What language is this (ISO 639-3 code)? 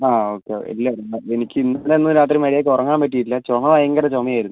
mal